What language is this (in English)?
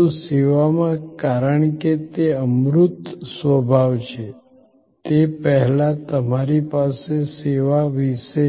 Gujarati